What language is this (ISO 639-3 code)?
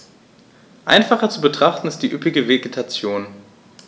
deu